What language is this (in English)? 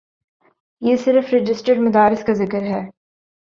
Urdu